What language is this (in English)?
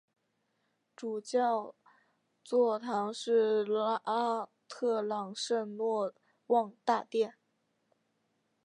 Chinese